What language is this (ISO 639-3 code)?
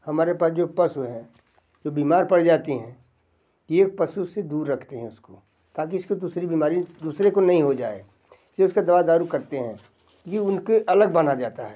hin